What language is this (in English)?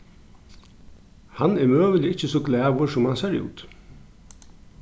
Faroese